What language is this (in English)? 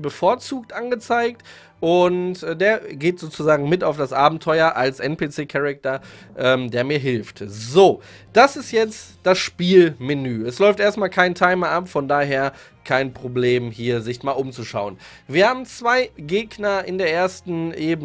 German